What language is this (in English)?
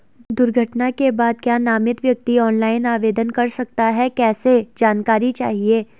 Hindi